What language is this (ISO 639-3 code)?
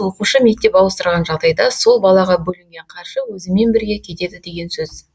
kaz